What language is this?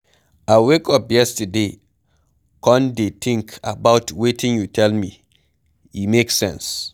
Nigerian Pidgin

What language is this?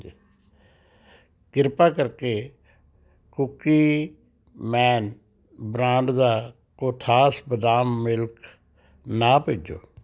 Punjabi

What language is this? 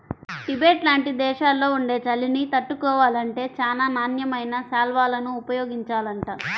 Telugu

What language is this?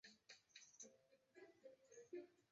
Chinese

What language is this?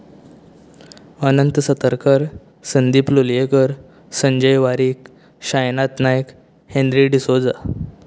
Konkani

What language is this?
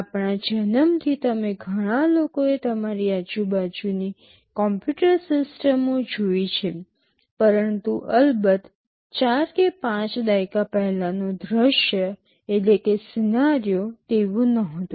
Gujarati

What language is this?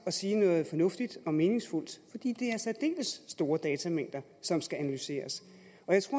Danish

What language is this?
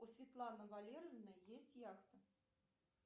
Russian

